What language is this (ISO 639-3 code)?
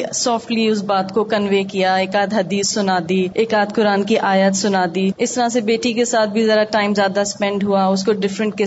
urd